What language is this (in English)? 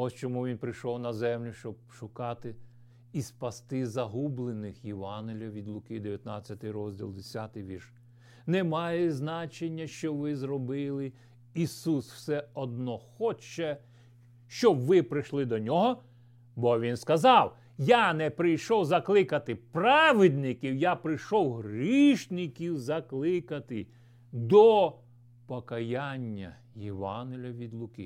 Ukrainian